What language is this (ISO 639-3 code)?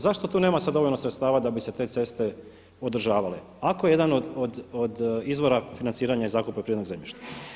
hrv